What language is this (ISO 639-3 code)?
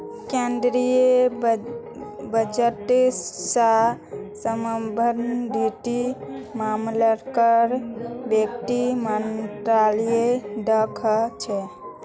mag